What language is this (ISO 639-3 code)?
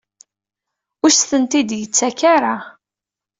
kab